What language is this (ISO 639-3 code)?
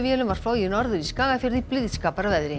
isl